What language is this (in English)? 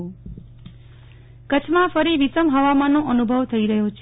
Gujarati